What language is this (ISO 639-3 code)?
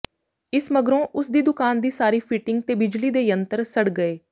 pan